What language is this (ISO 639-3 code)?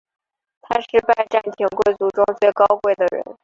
zho